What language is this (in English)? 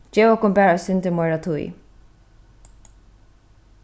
Faroese